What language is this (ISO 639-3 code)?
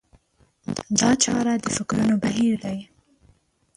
pus